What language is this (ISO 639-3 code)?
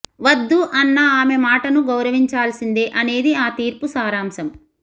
tel